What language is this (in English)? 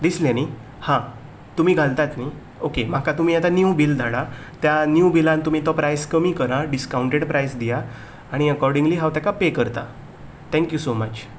Konkani